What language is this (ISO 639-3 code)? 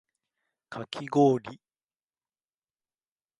jpn